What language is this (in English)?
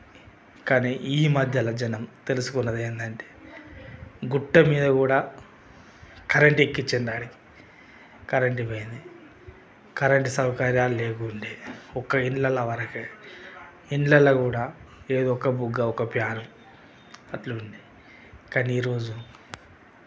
Telugu